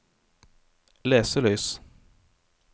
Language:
Norwegian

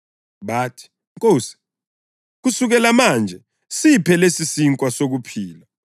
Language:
North Ndebele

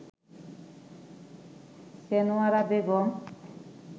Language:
Bangla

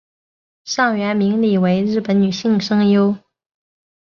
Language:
Chinese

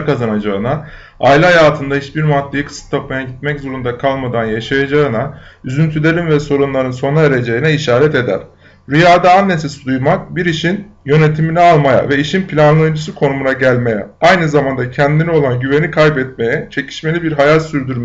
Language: Turkish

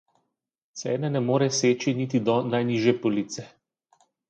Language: Slovenian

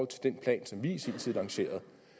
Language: Danish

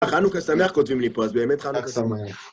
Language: Hebrew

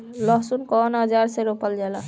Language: Bhojpuri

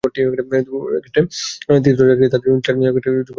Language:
Bangla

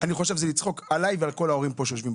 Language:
Hebrew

